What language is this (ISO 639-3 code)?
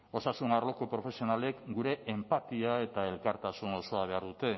eus